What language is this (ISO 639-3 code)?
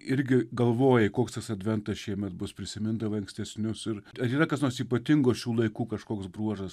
lit